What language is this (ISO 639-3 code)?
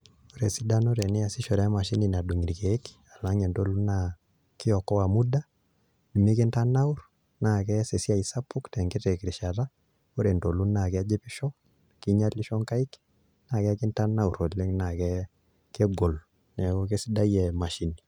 mas